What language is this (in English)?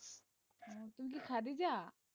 Bangla